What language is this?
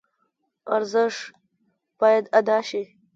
Pashto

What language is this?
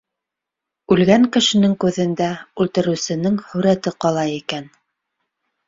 Bashkir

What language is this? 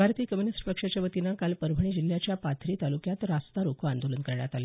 Marathi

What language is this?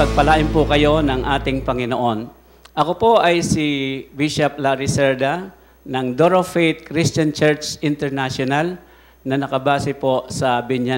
Filipino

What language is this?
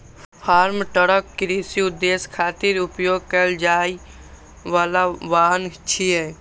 Maithili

